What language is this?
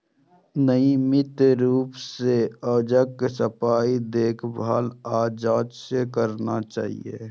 Maithili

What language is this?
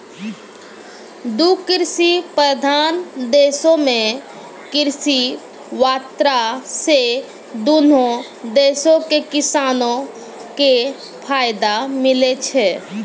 Maithili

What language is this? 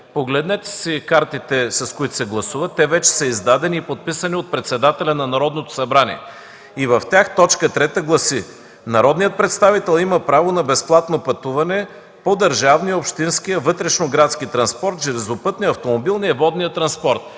Bulgarian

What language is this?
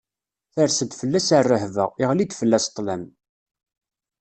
Kabyle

